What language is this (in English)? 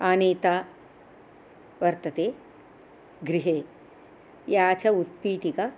Sanskrit